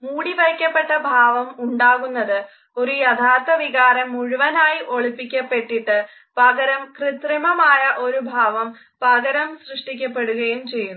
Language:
Malayalam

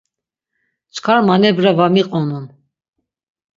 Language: Laz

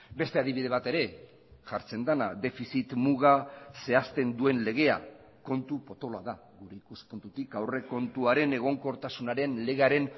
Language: Basque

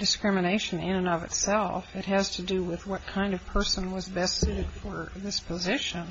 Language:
English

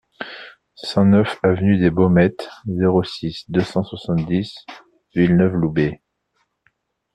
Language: French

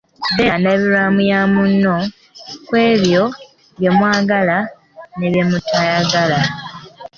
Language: Ganda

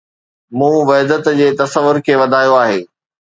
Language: Sindhi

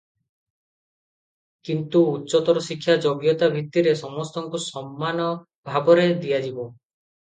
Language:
Odia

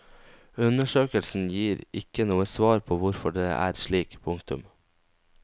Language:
Norwegian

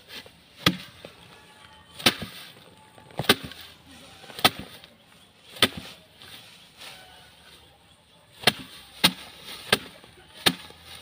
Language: Indonesian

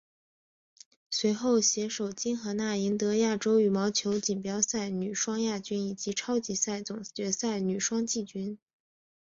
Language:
Chinese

